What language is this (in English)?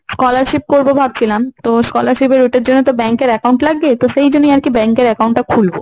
Bangla